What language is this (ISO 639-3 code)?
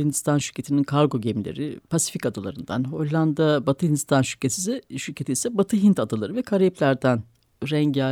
tur